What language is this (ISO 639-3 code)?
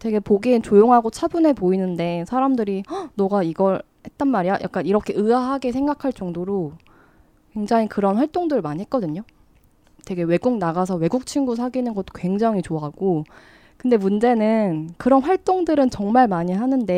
kor